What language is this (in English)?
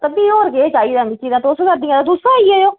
Dogri